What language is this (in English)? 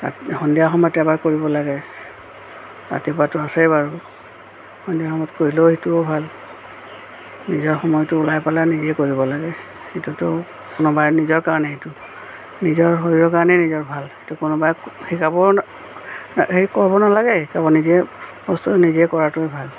Assamese